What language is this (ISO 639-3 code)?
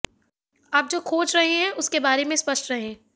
hin